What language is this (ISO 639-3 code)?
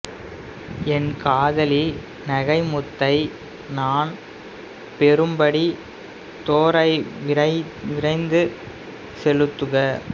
tam